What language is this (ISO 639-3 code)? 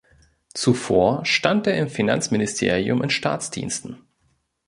deu